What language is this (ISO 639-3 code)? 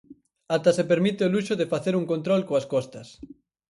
glg